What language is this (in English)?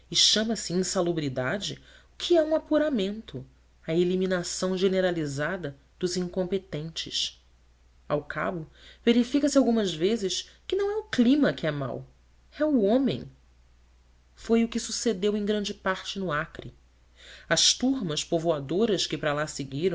Portuguese